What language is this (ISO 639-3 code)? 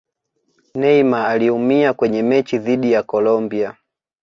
swa